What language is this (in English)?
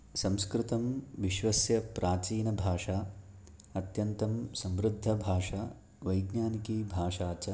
Sanskrit